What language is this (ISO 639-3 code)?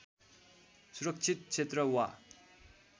nep